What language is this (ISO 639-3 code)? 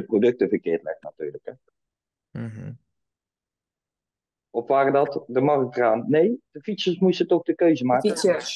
nld